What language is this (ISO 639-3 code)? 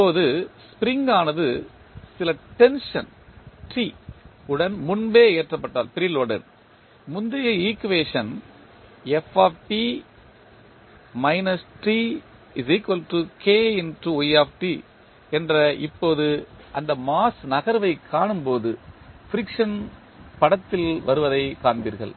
tam